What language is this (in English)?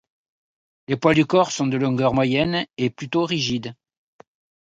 French